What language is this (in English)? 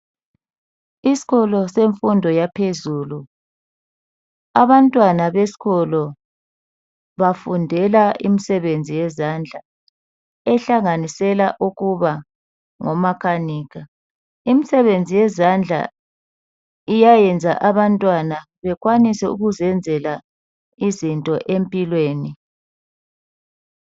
North Ndebele